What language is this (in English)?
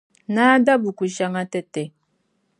Dagbani